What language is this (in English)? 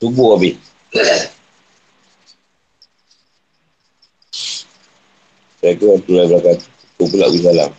Malay